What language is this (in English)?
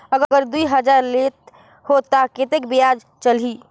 Chhattisgarhi